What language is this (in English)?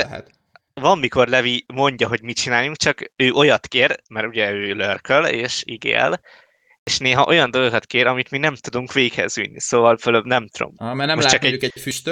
Hungarian